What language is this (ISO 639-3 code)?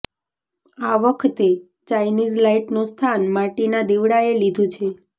guj